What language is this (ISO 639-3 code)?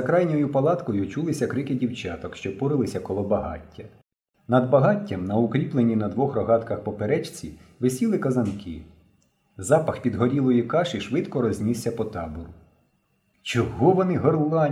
ukr